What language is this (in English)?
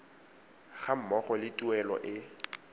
Tswana